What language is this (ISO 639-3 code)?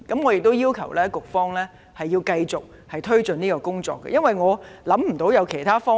yue